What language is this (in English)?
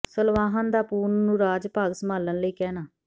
Punjabi